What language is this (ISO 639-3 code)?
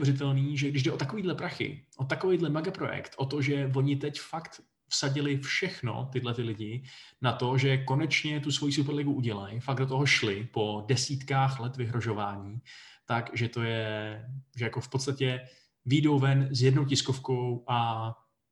ces